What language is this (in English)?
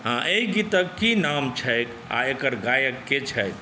Maithili